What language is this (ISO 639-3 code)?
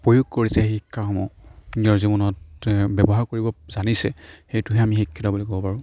asm